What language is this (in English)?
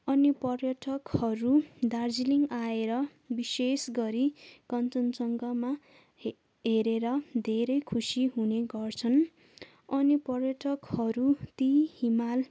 Nepali